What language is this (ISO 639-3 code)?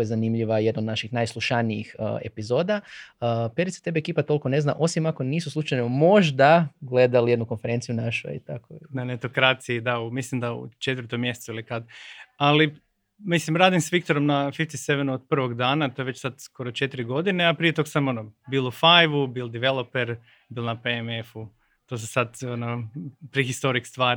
hrv